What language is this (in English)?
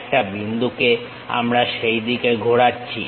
Bangla